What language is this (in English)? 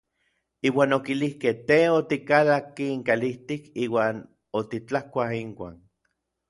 Orizaba Nahuatl